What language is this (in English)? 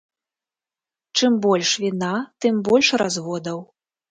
Belarusian